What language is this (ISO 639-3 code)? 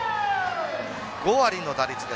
jpn